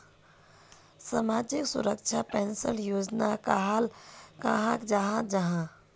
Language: Magahi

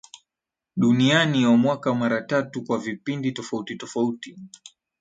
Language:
Swahili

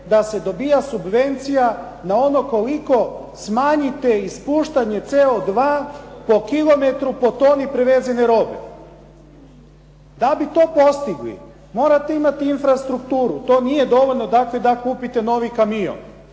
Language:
Croatian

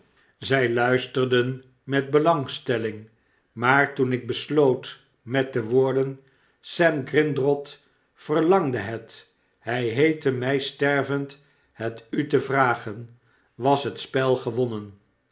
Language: Dutch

